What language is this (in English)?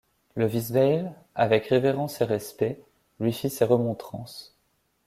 French